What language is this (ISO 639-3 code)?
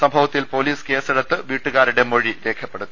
mal